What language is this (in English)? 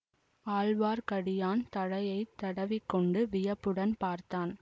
Tamil